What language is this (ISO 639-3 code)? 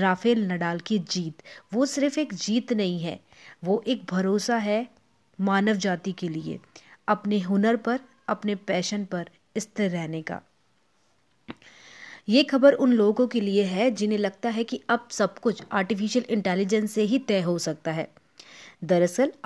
hin